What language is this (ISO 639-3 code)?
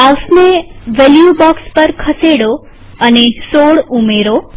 guj